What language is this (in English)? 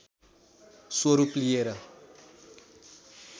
Nepali